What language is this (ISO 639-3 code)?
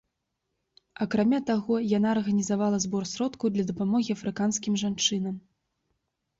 bel